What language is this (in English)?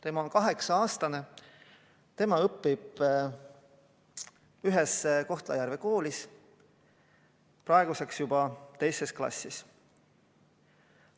Estonian